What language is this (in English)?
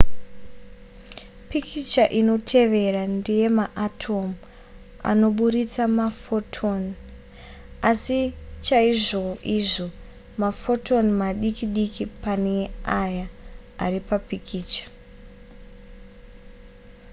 Shona